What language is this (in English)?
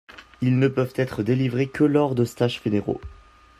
French